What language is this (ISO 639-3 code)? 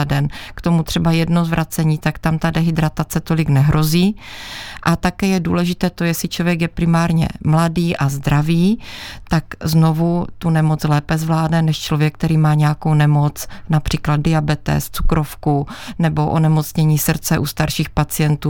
ces